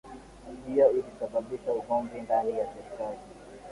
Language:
Swahili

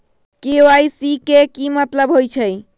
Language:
Magahi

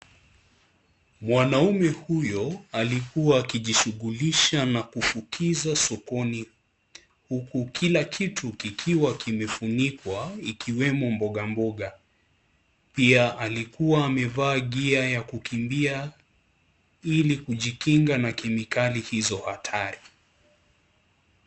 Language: Swahili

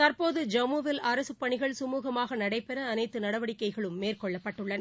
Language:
Tamil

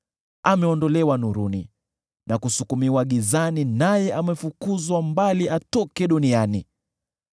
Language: Swahili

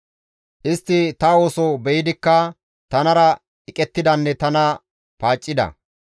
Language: Gamo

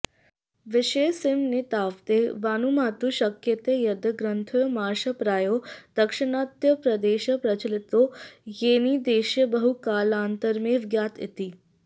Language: Sanskrit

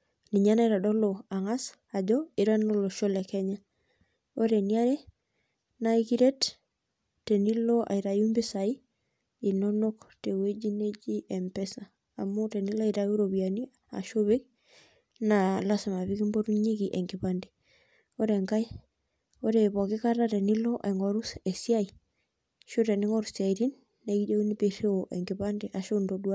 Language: Masai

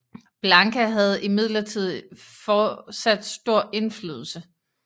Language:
Danish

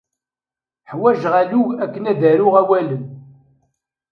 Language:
Kabyle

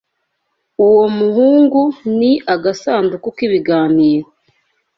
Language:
Kinyarwanda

